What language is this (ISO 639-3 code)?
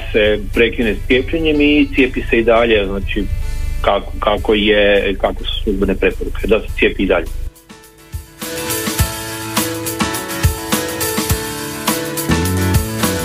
hrv